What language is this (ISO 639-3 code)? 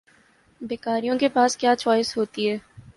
urd